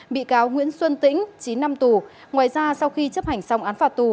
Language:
Vietnamese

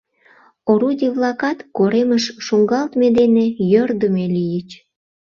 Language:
Mari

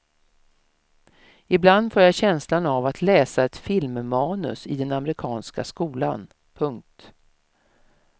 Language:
Swedish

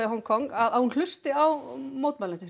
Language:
Icelandic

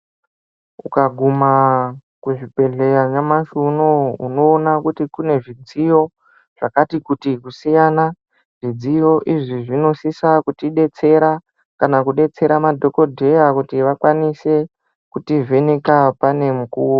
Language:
Ndau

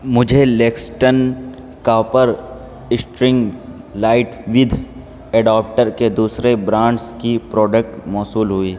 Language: Urdu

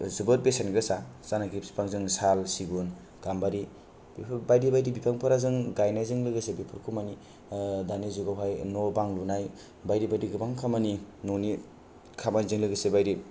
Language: Bodo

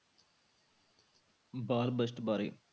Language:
Punjabi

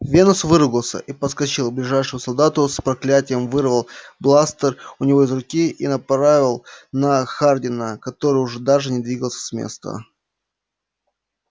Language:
Russian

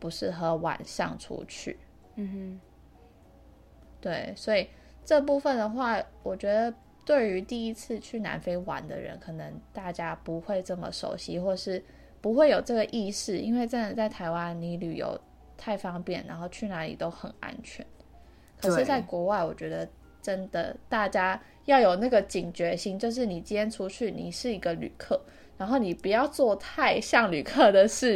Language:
Chinese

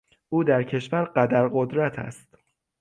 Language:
Persian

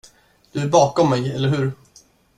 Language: Swedish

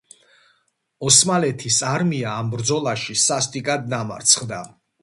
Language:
Georgian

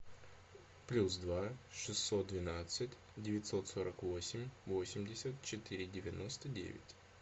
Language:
Russian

